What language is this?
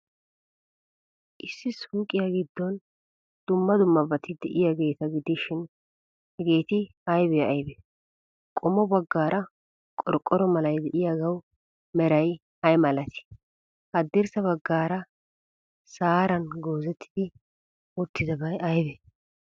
Wolaytta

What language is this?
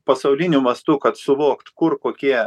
Lithuanian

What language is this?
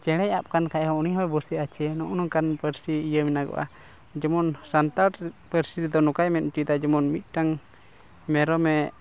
Santali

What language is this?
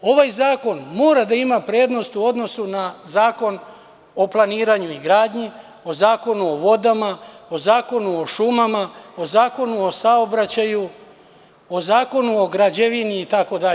Serbian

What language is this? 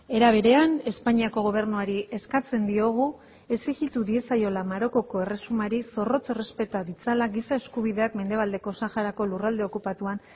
Basque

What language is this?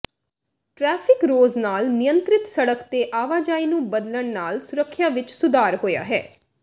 Punjabi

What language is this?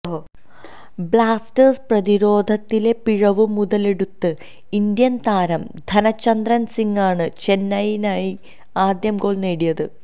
Malayalam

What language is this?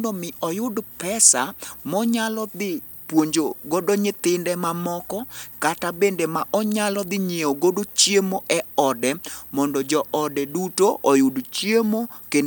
Luo (Kenya and Tanzania)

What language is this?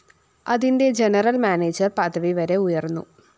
Malayalam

